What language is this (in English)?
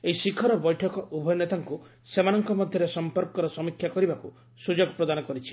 Odia